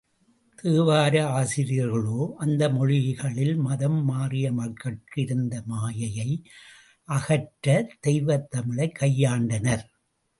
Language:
Tamil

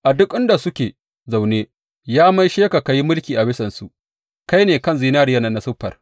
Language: Hausa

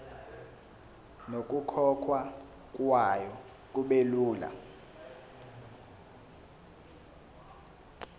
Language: Zulu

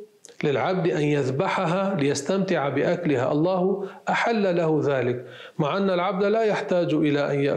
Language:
Arabic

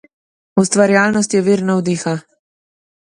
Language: Slovenian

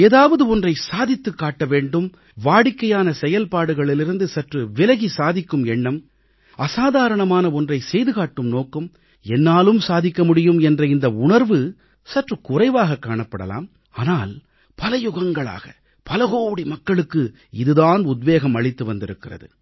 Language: Tamil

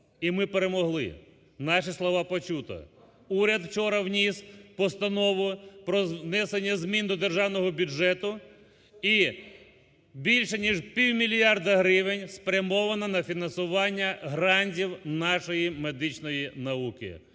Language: Ukrainian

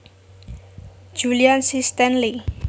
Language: Javanese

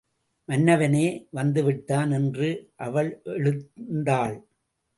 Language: Tamil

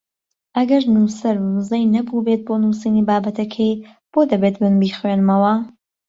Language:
Central Kurdish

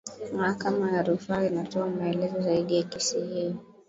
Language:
Swahili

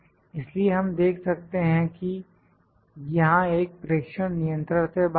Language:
Hindi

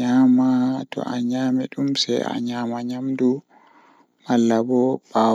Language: Fula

